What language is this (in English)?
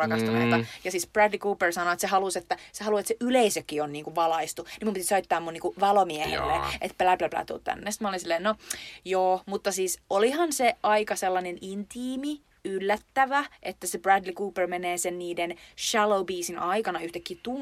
Finnish